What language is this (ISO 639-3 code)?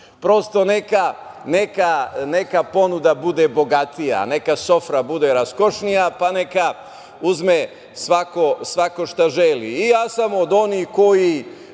srp